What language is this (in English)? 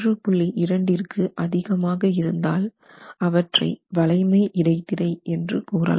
Tamil